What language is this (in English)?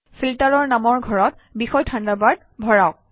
Assamese